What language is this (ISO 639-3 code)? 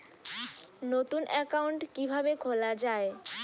ben